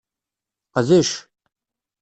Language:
Kabyle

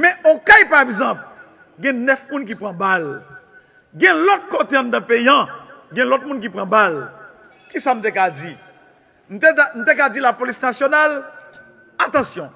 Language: French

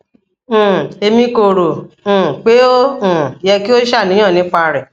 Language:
Yoruba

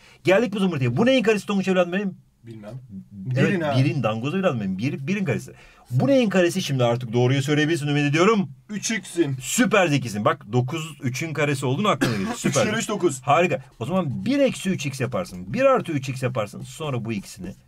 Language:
Turkish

